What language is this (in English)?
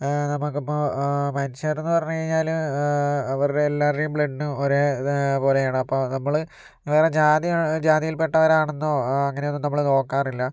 Malayalam